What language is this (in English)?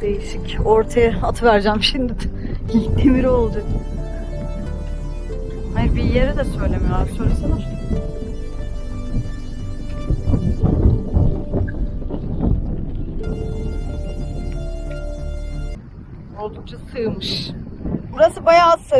Turkish